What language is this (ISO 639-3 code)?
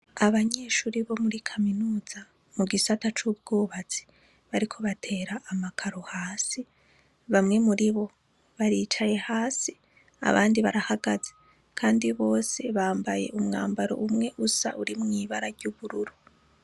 run